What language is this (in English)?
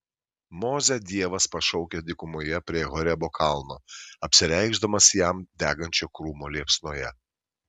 Lithuanian